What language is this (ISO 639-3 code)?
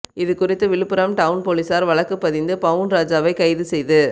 tam